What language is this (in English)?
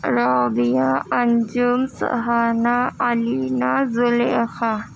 Urdu